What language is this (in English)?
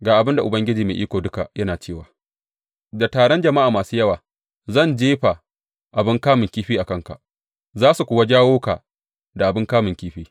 Hausa